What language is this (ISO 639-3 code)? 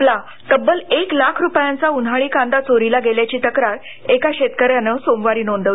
mar